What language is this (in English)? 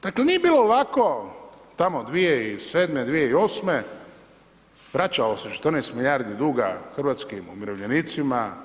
Croatian